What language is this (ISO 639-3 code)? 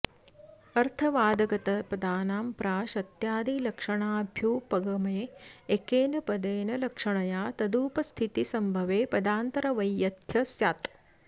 san